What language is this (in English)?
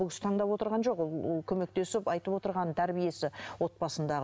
Kazakh